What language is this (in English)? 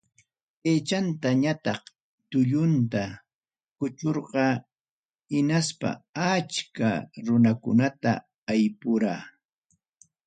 Ayacucho Quechua